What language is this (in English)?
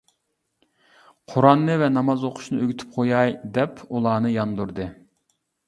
Uyghur